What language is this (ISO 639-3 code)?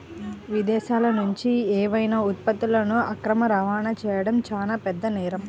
tel